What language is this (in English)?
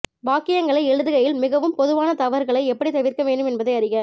Tamil